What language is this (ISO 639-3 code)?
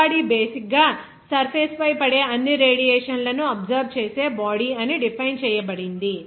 tel